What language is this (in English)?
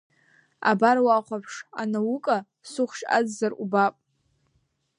Abkhazian